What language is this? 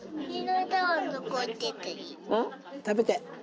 Japanese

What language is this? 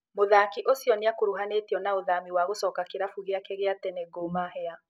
Kikuyu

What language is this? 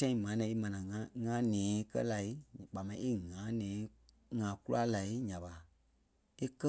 Kpelle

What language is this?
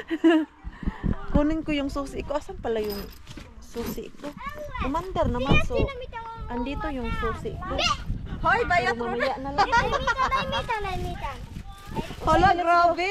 Filipino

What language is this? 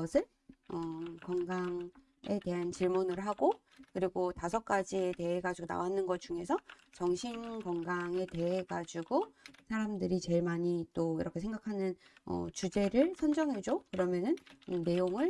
Korean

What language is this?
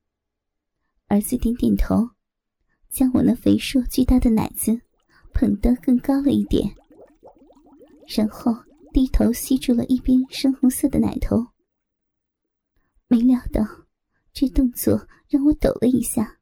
Chinese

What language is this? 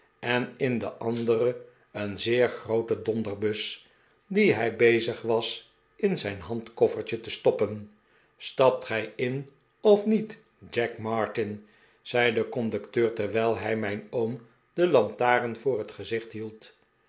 Dutch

